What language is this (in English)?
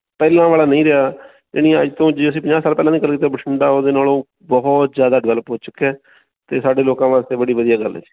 Punjabi